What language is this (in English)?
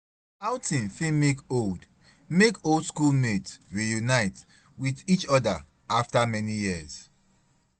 Nigerian Pidgin